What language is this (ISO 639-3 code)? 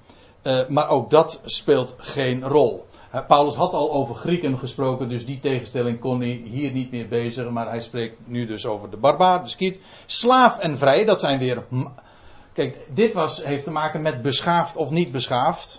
nld